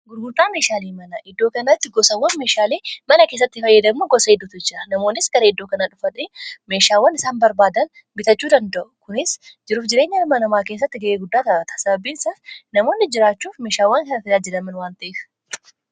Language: Oromo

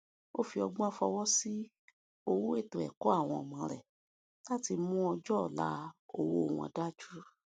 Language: Yoruba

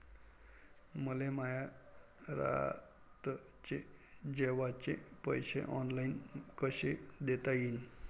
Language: Marathi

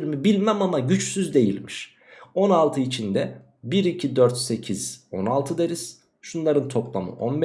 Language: Turkish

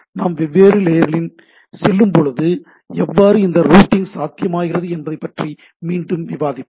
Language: Tamil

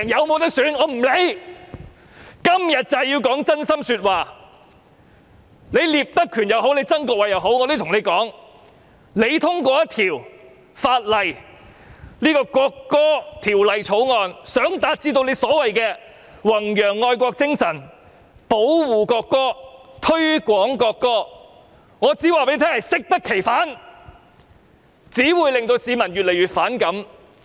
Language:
Cantonese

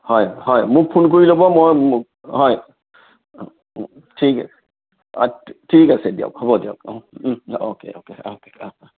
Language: Assamese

